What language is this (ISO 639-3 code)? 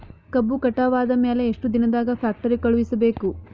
kan